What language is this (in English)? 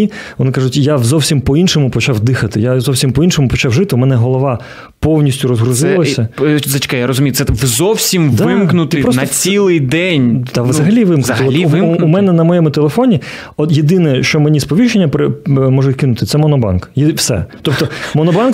Ukrainian